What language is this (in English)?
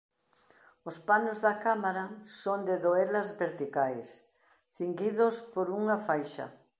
Galician